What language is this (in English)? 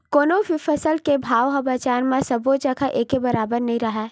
Chhattisgarhi